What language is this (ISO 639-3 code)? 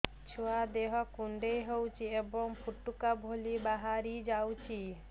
ori